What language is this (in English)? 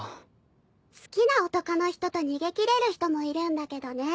Japanese